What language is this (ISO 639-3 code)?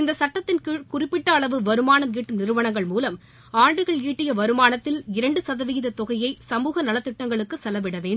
tam